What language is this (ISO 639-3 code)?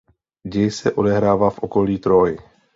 ces